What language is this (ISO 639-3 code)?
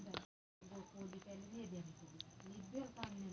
mar